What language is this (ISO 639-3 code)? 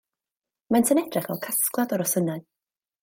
cym